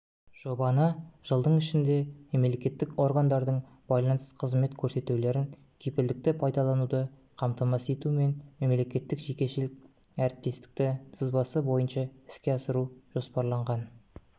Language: Kazakh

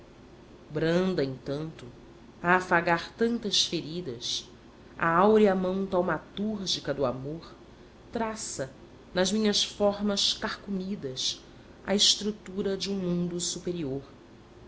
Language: Portuguese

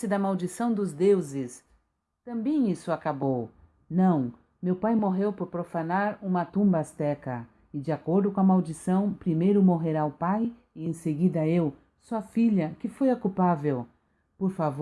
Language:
Portuguese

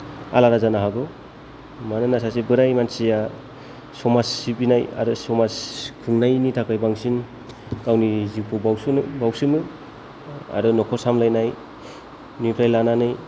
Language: Bodo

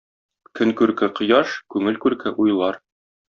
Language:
Tatar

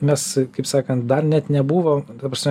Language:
Lithuanian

